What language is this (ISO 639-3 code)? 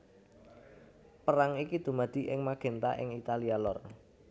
jav